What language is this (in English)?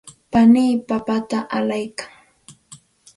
Santa Ana de Tusi Pasco Quechua